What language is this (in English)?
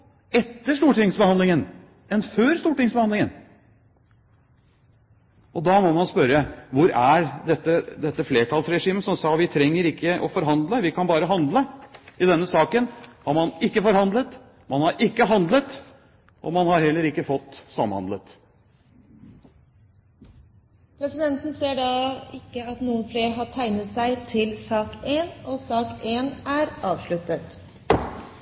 Norwegian Bokmål